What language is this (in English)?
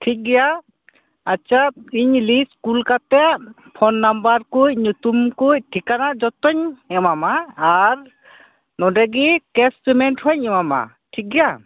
Santali